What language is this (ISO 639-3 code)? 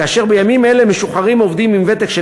heb